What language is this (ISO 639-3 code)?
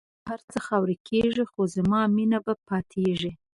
pus